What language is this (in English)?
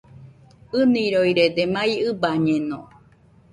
Nüpode Huitoto